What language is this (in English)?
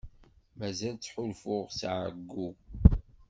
Kabyle